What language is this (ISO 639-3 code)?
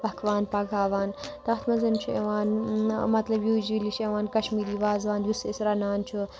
kas